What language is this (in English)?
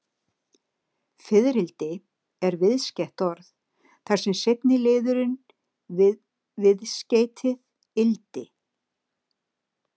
Icelandic